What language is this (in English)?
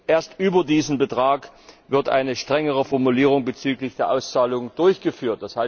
German